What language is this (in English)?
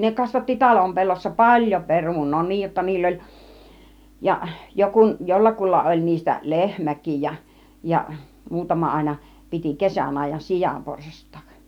Finnish